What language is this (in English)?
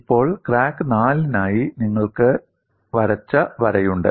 Malayalam